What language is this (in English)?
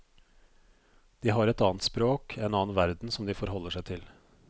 Norwegian